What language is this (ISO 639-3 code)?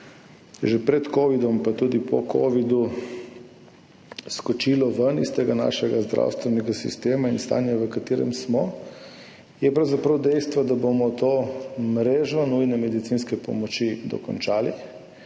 slv